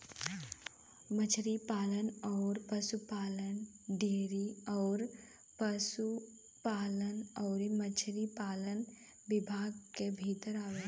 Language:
Bhojpuri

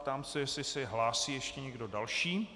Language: Czech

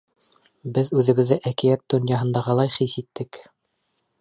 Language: Bashkir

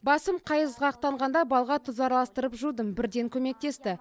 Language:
Kazakh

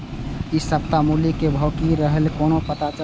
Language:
Maithili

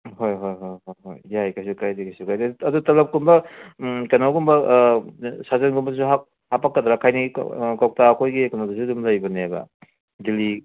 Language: Manipuri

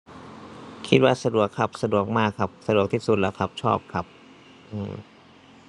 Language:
Thai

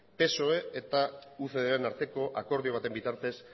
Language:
Basque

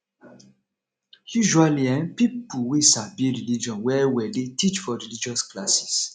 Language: Nigerian Pidgin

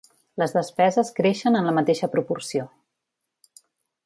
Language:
Catalan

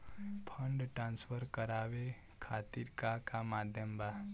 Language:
Bhojpuri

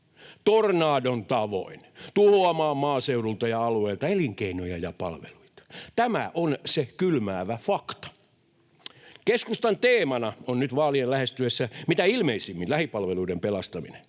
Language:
Finnish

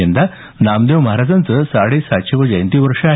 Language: Marathi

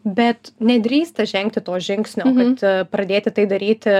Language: Lithuanian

